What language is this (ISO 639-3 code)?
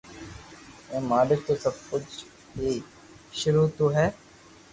lrk